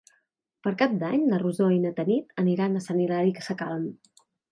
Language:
Catalan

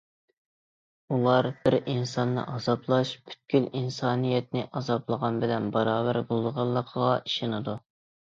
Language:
Uyghur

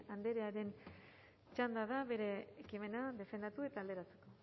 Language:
Basque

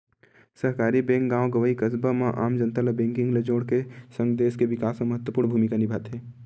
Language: Chhattisgarhi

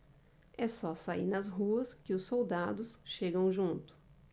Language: Portuguese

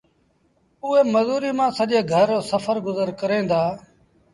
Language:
Sindhi Bhil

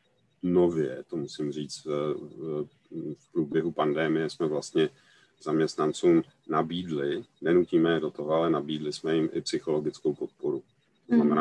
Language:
Czech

